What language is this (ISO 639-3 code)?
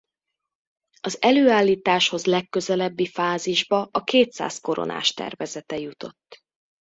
hun